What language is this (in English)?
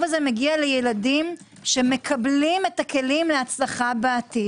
Hebrew